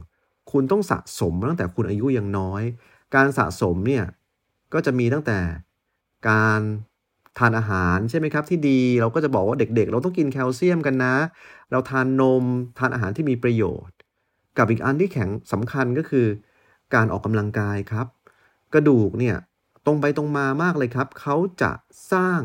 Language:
Thai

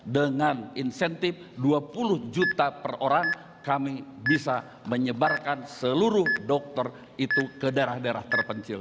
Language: Indonesian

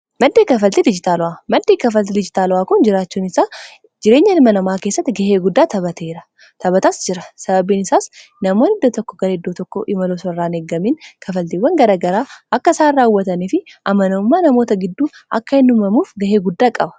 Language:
Oromo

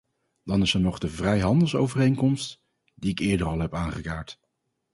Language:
Dutch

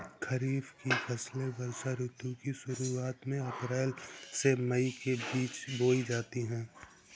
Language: Hindi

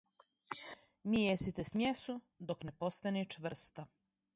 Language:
Serbian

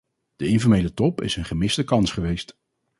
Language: Dutch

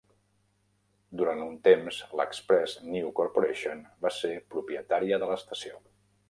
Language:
Catalan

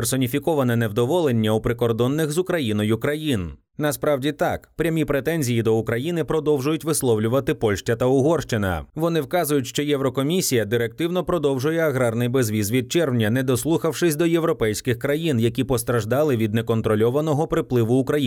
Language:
Ukrainian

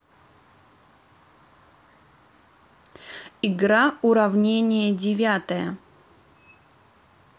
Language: Russian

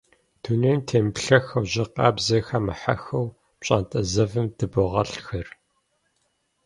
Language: Kabardian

